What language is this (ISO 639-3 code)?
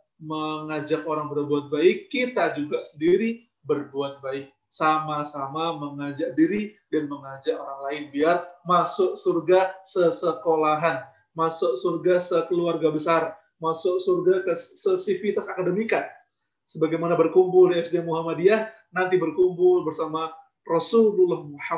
ind